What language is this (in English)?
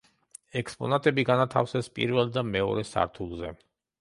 Georgian